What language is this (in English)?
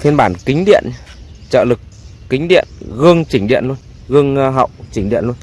Vietnamese